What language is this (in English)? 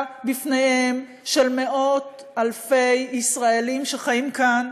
Hebrew